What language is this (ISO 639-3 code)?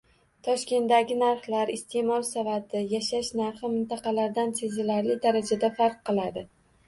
uzb